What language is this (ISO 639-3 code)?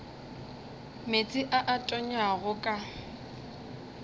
nso